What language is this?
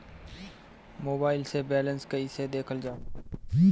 Bhojpuri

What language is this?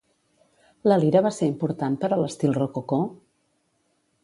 Catalan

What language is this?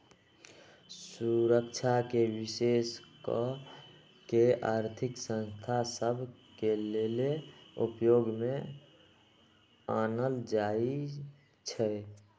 Magahi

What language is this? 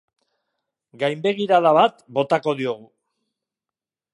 Basque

